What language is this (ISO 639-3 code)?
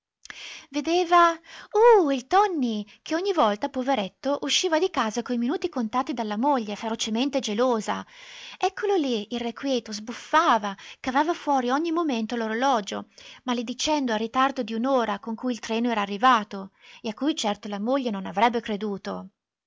ita